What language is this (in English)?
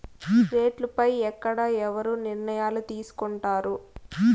Telugu